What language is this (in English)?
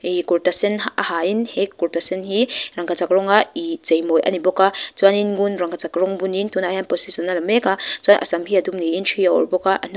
Mizo